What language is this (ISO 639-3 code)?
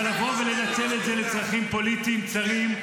heb